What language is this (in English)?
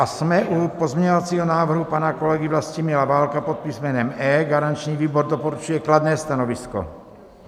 Czech